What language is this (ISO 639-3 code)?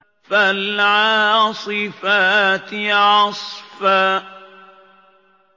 ara